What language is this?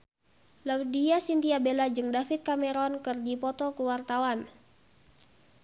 Sundanese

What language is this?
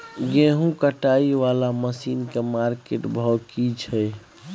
Maithili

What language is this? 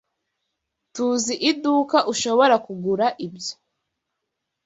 Kinyarwanda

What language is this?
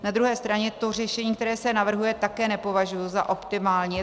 Czech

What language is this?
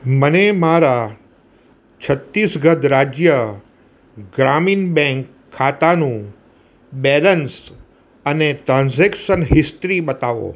Gujarati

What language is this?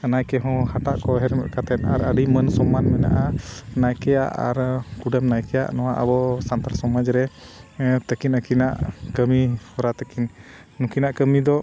Santali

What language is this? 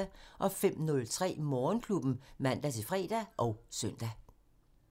Danish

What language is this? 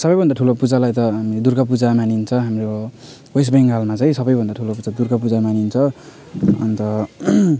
Nepali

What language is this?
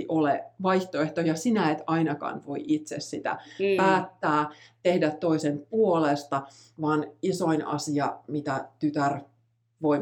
Finnish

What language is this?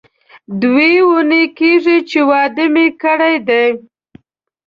Pashto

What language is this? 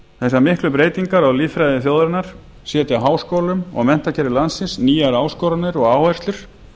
Icelandic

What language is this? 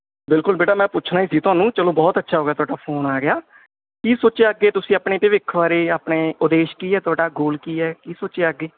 Punjabi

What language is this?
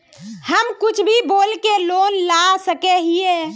Magahi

